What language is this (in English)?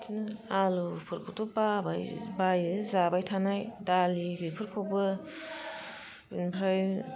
Bodo